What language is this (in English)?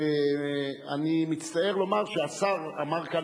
Hebrew